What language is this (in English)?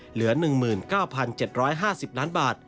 Thai